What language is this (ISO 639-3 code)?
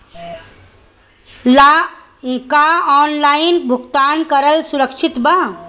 bho